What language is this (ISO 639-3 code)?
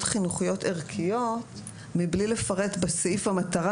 heb